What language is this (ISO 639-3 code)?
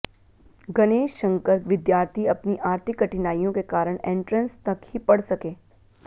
hin